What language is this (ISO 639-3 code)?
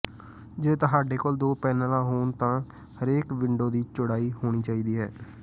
pan